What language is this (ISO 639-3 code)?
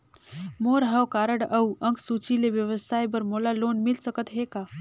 hne